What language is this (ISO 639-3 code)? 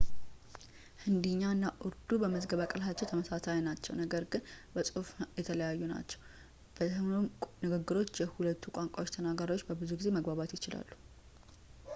amh